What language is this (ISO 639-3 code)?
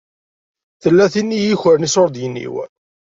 kab